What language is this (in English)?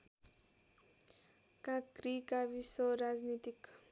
Nepali